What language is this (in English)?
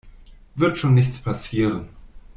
German